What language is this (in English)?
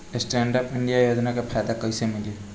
Bhojpuri